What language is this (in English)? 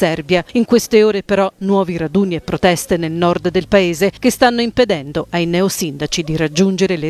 Italian